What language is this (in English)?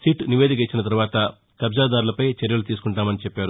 Telugu